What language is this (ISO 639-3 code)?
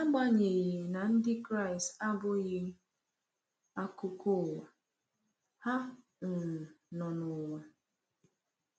ibo